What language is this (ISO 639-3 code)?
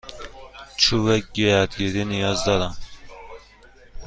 fas